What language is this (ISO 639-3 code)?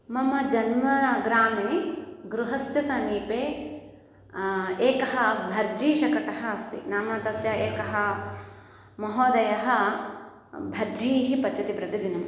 san